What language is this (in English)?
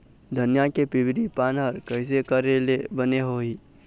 Chhattisgarhi